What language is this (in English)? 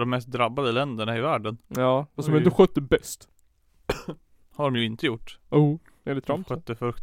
Swedish